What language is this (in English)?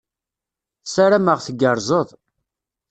Kabyle